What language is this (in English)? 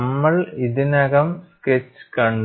Malayalam